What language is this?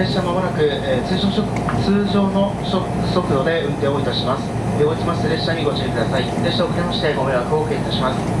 Japanese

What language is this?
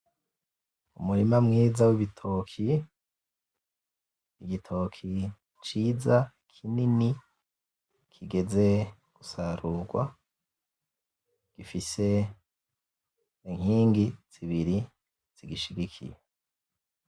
Rundi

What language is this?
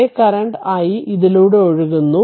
Malayalam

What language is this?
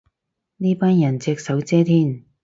Cantonese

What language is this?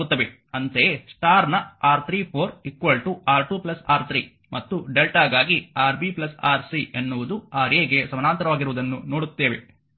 Kannada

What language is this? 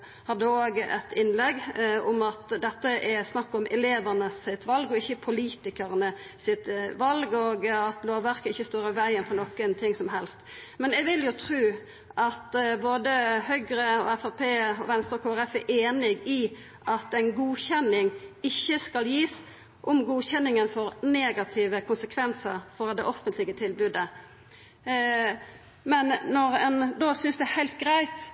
Norwegian Nynorsk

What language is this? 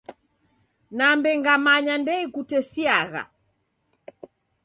Taita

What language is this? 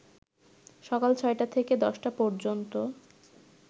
Bangla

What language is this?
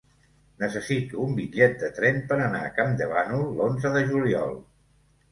Catalan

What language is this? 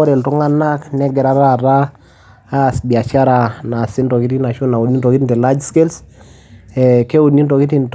Masai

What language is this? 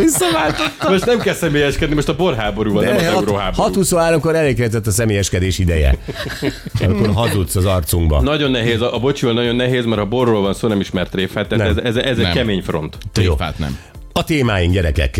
Hungarian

